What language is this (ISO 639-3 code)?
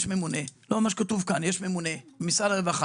heb